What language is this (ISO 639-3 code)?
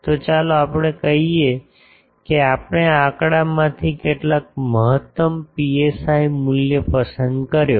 guj